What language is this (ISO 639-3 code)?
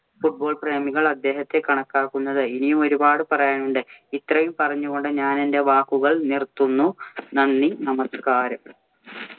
mal